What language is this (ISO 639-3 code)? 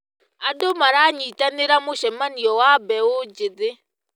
kik